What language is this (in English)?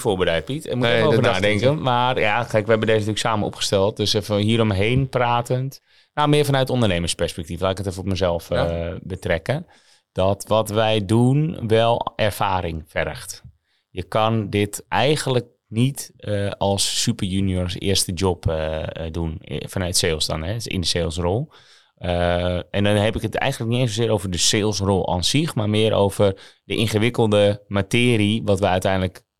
Dutch